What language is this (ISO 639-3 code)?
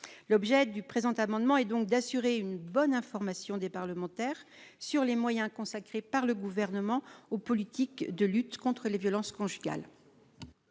fra